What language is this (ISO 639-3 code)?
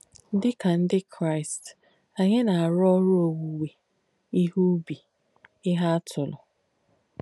ibo